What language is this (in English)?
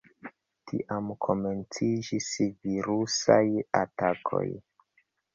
Esperanto